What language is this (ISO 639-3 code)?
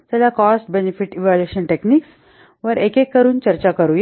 mar